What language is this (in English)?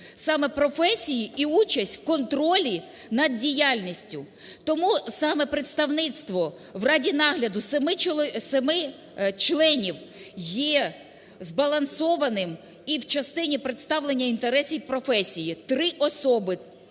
Ukrainian